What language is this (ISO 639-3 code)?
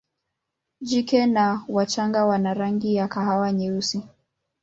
swa